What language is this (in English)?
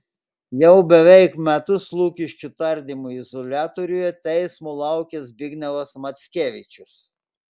Lithuanian